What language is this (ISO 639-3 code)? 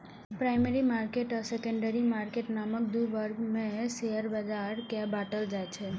mai